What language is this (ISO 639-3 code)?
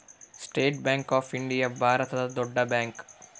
kan